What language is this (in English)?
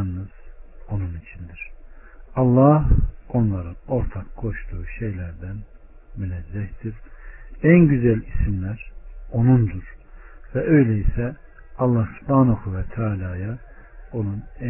Turkish